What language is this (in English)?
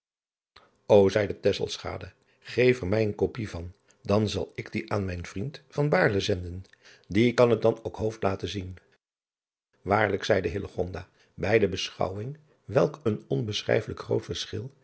Dutch